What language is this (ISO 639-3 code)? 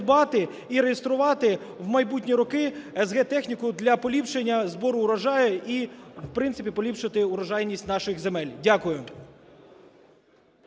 ukr